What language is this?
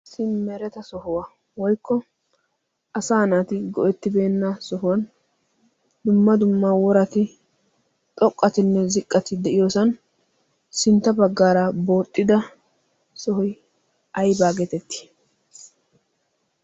Wolaytta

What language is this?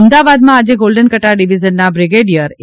Gujarati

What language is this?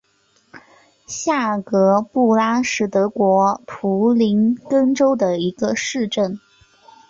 Chinese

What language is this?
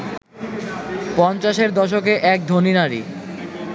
Bangla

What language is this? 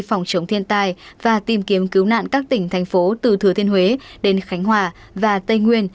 Vietnamese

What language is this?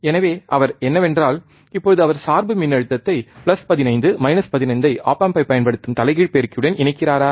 Tamil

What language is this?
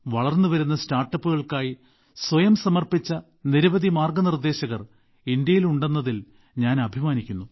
Malayalam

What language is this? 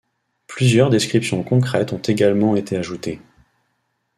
French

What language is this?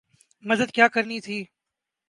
Urdu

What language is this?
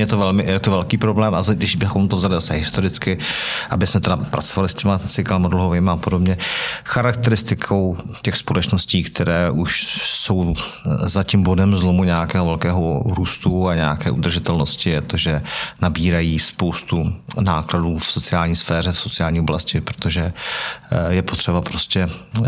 Czech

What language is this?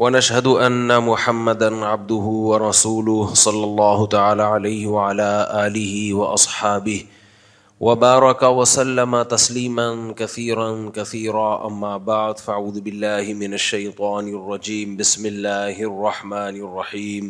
Urdu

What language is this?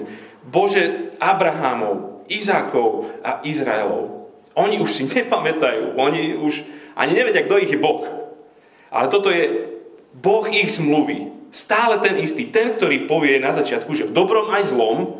Slovak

